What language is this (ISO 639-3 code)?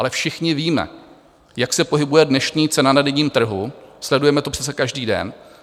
ces